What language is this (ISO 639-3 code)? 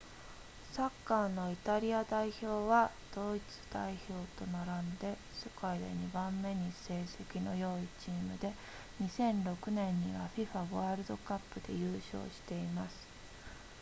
jpn